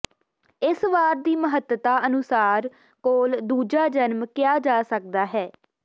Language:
Punjabi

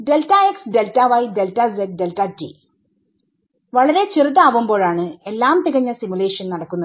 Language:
Malayalam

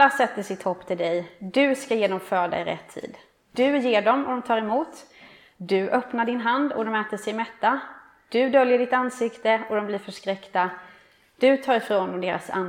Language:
Swedish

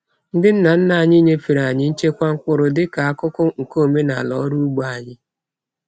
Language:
Igbo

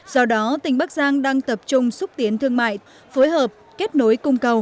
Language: Vietnamese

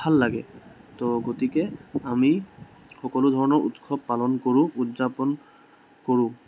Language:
Assamese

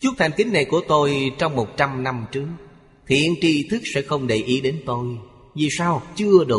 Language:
Vietnamese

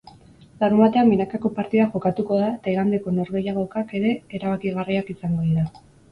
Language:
Basque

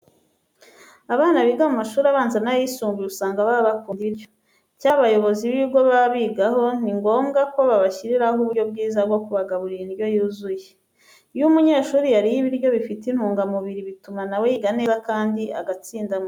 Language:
Kinyarwanda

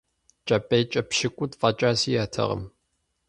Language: Kabardian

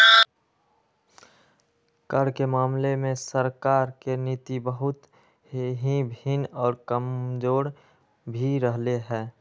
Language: Magahi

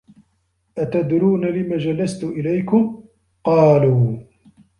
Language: Arabic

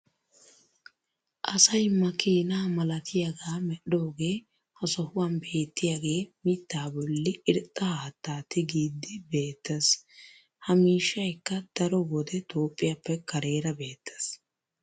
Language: Wolaytta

